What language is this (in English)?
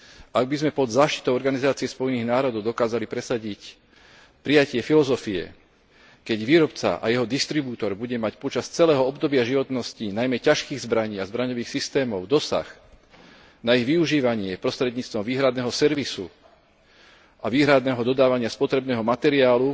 Slovak